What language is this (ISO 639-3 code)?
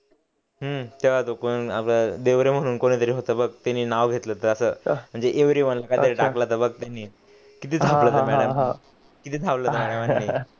mar